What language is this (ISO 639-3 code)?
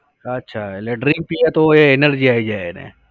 guj